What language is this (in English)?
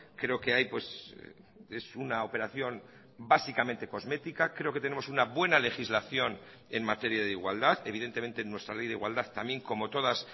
Spanish